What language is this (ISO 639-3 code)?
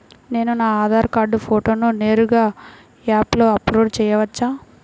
tel